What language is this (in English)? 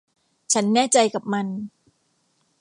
Thai